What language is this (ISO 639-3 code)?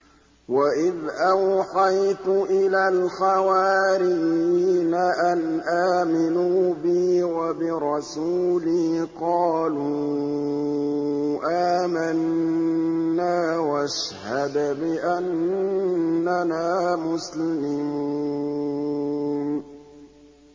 ara